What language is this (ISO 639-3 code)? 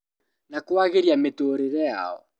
kik